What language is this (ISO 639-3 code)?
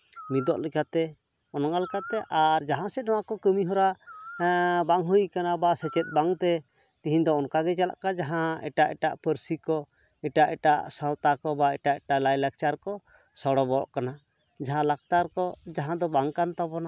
sat